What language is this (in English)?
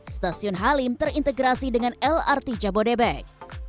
Indonesian